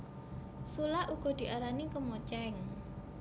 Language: Javanese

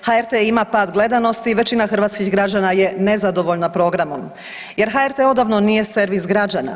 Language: Croatian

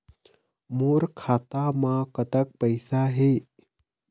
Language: Chhattisgarhi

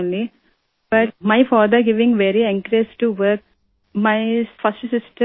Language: Urdu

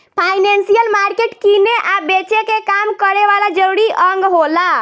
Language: Bhojpuri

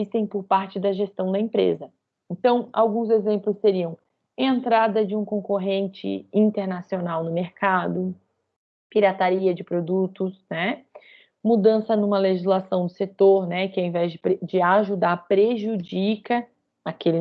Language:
Portuguese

